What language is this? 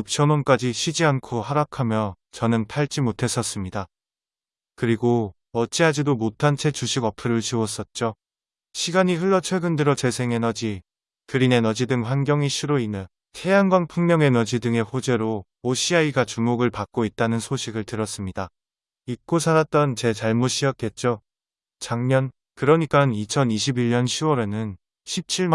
Korean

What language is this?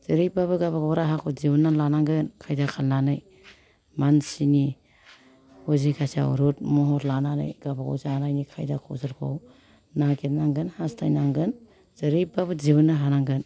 Bodo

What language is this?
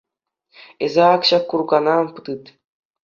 Chuvash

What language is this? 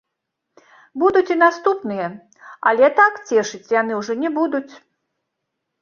Belarusian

